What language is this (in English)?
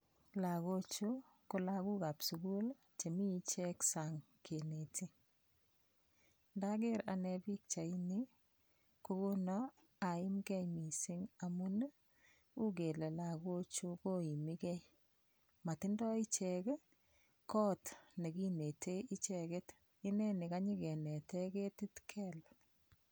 Kalenjin